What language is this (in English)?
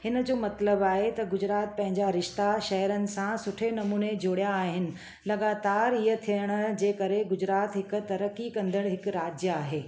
Sindhi